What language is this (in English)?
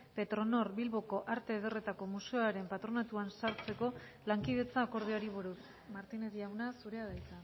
Basque